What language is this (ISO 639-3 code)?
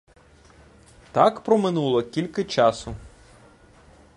ukr